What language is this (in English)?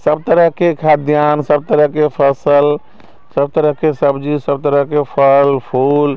Maithili